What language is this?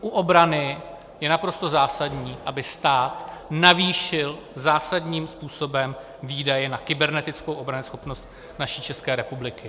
Czech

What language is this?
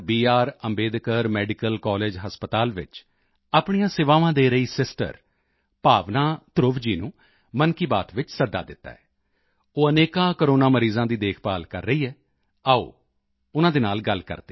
Punjabi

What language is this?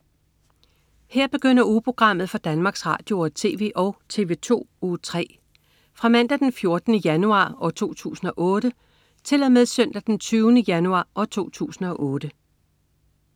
Danish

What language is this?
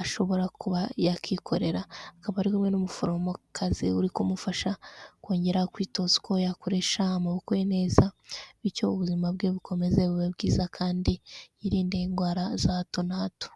Kinyarwanda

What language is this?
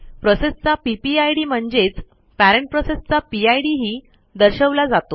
Marathi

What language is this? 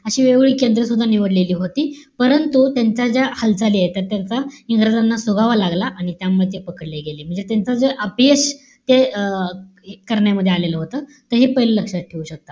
Marathi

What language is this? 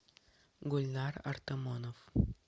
Russian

